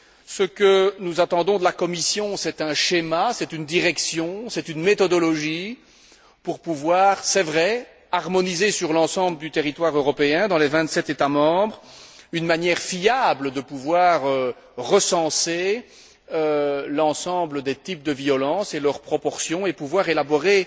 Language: French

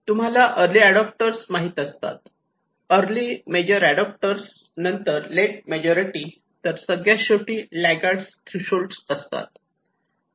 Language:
Marathi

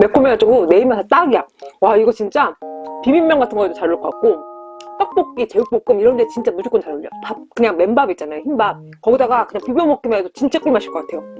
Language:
Korean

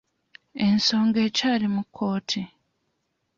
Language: Ganda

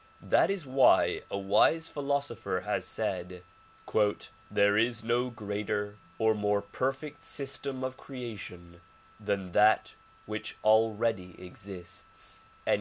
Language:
English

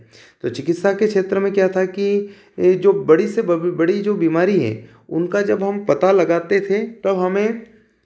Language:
Hindi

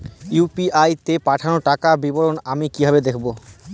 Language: Bangla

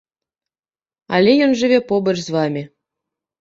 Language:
Belarusian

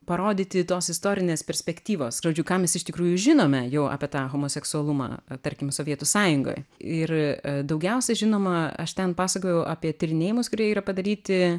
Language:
Lithuanian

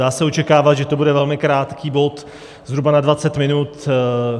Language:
Czech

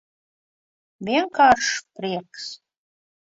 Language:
Latvian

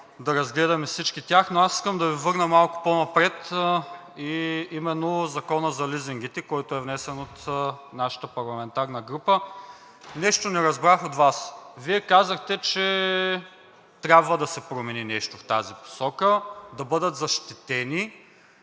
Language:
Bulgarian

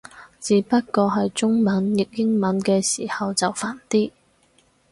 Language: Cantonese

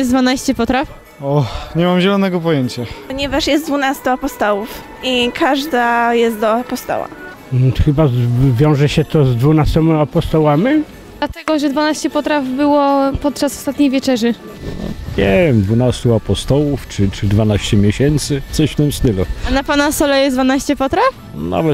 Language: Polish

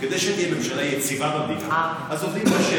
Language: Hebrew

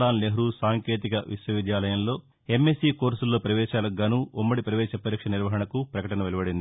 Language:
Telugu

